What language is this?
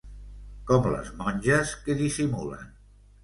Catalan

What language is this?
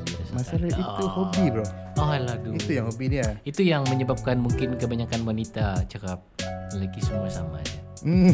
Malay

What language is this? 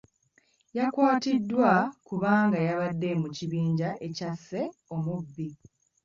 Ganda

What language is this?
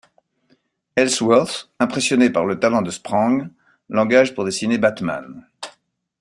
French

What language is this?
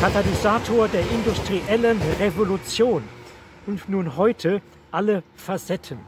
German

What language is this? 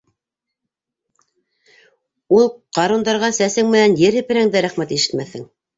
Bashkir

